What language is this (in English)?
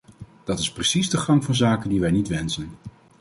Dutch